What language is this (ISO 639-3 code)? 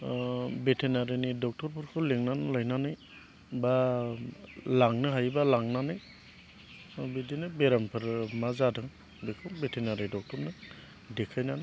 brx